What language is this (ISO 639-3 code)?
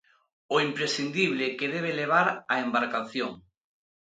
glg